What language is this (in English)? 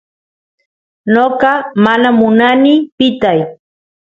Santiago del Estero Quichua